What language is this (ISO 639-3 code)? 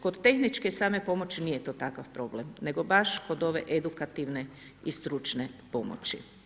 hrv